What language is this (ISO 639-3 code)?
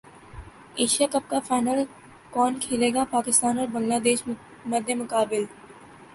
urd